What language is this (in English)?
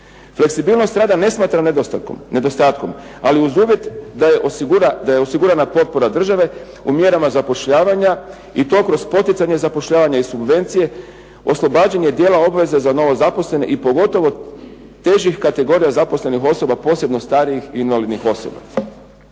Croatian